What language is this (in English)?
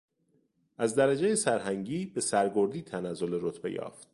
Persian